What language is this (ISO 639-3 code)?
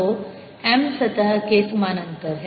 hin